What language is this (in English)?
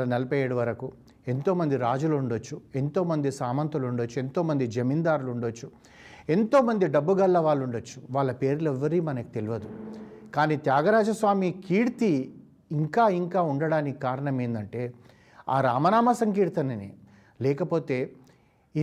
Telugu